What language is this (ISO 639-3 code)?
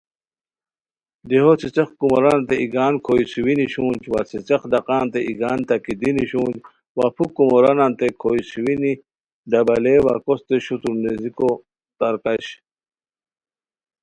khw